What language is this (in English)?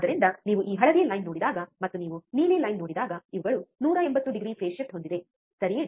Kannada